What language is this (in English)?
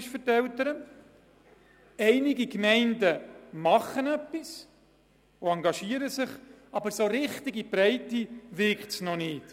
Swiss German